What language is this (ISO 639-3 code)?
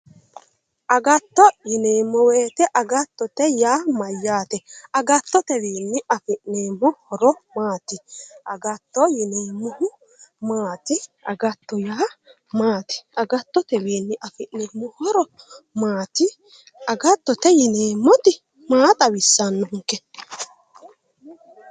sid